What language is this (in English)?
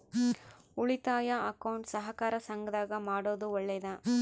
Kannada